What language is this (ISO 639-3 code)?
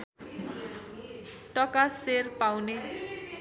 nep